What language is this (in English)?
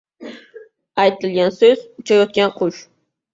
Uzbek